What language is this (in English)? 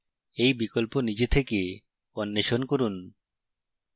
Bangla